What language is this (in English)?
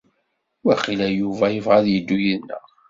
Kabyle